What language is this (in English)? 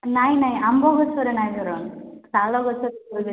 Odia